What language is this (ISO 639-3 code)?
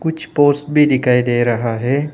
hin